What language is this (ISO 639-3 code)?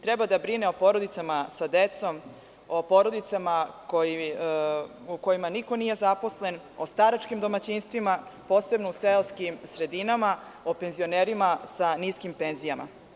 srp